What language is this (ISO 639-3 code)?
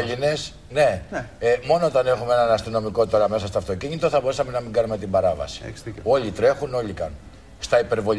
ell